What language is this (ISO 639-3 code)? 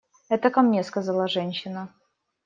rus